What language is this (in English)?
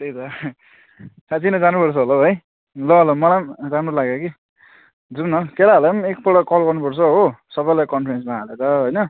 Nepali